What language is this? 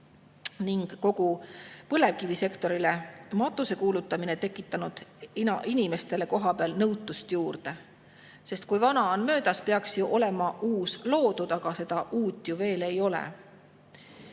Estonian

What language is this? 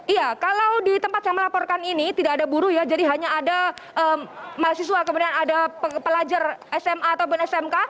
Indonesian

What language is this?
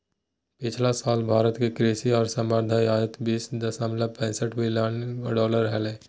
Magahi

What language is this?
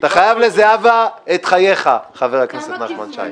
Hebrew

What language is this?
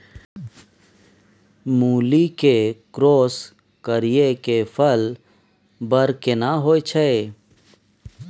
Maithili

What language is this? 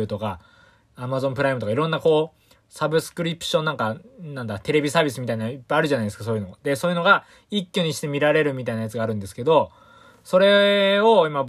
Japanese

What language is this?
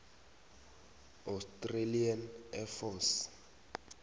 South Ndebele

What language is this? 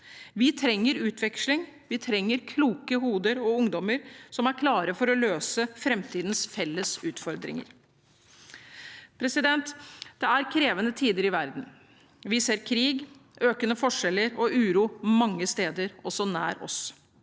Norwegian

